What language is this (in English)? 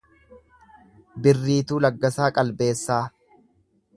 Oromo